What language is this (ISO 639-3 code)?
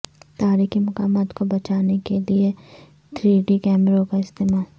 urd